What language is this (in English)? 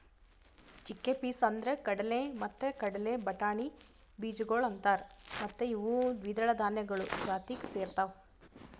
Kannada